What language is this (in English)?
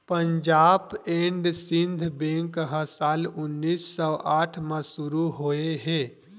Chhattisgarhi